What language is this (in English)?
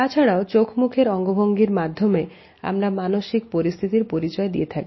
Bangla